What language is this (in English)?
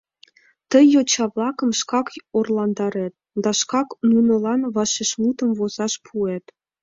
Mari